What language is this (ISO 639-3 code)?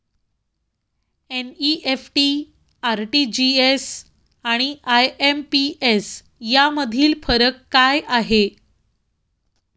mar